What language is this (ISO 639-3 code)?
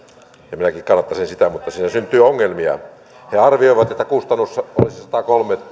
fin